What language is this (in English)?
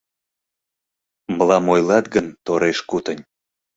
Mari